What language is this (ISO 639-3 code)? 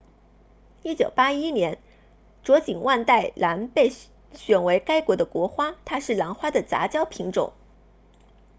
zho